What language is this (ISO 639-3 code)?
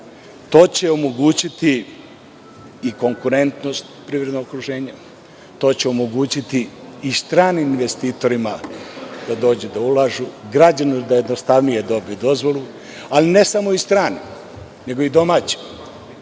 srp